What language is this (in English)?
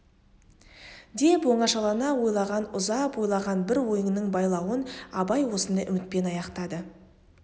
Kazakh